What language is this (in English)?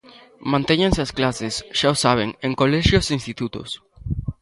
Galician